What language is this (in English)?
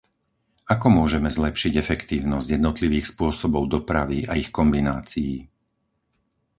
Slovak